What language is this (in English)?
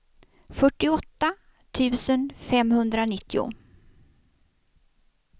Swedish